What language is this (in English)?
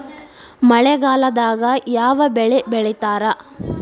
Kannada